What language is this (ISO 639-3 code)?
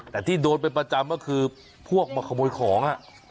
tha